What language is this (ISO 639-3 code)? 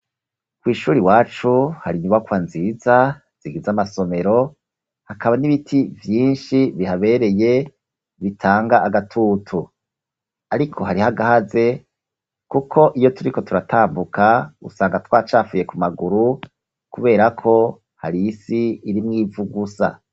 run